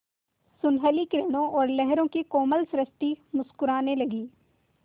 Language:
Hindi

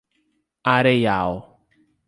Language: Portuguese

